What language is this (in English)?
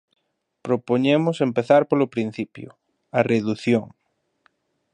Galician